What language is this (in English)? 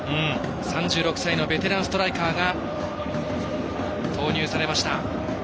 Japanese